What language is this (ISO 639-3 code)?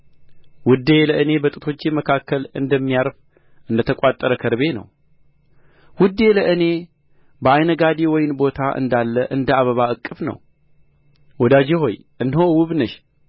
amh